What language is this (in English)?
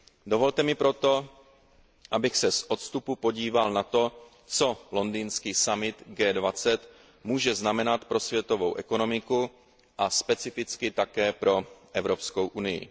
Czech